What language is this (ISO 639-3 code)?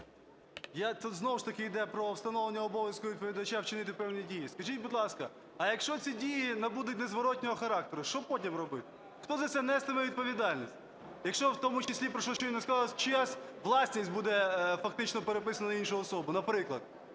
ukr